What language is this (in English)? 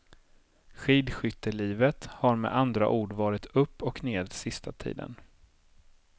Swedish